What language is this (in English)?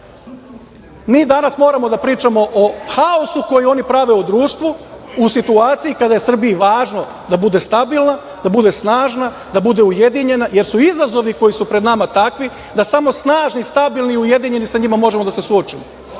Serbian